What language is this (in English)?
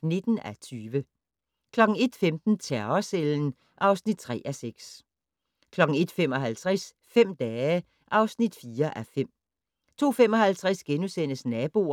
Danish